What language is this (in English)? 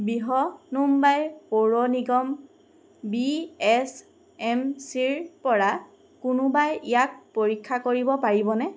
Assamese